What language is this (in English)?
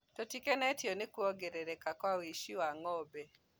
Kikuyu